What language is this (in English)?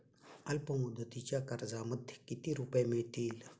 Marathi